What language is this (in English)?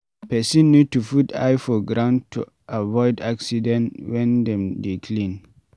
Nigerian Pidgin